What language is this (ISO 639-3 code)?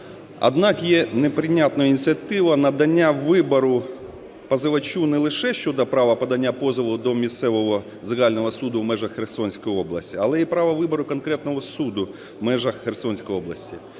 ukr